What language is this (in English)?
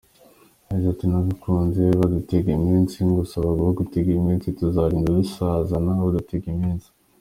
Kinyarwanda